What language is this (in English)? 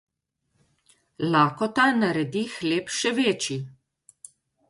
Slovenian